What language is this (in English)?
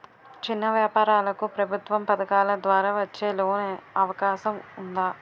Telugu